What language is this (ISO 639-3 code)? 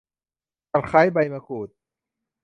tha